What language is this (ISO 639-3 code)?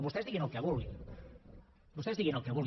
cat